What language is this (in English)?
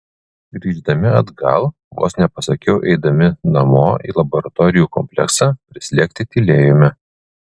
Lithuanian